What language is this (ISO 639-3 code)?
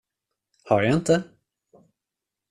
swe